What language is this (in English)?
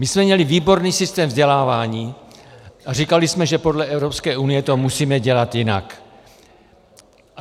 Czech